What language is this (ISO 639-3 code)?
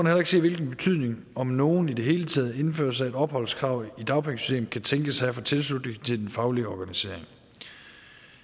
dan